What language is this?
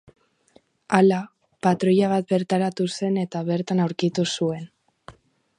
Basque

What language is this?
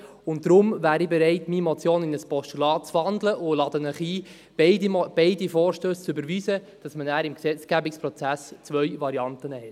Swiss German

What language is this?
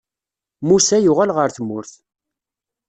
Kabyle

